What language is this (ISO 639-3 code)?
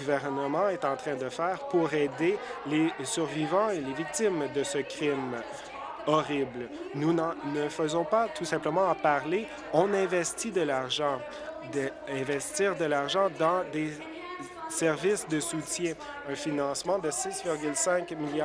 fra